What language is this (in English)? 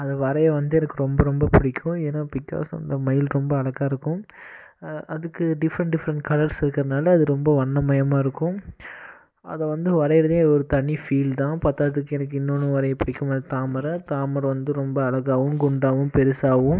Tamil